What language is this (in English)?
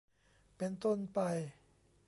Thai